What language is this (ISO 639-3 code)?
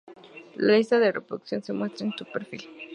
spa